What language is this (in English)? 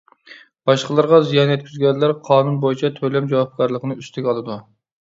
Uyghur